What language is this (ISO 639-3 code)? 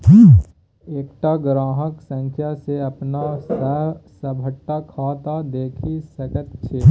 mai